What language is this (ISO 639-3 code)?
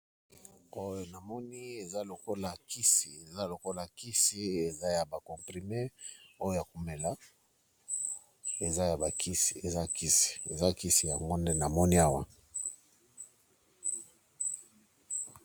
lin